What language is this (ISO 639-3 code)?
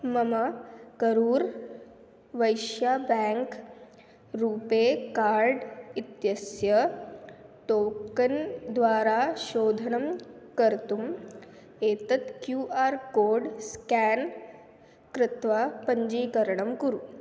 san